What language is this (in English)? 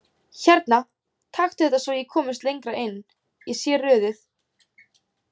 Icelandic